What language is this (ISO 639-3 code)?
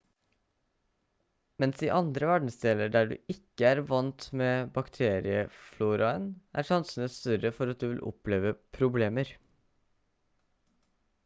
nob